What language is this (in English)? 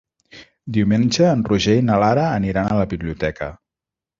Catalan